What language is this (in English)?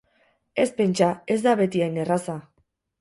Basque